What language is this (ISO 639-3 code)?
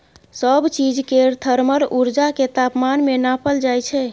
mai